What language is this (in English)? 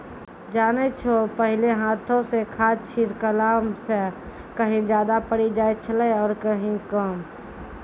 Maithili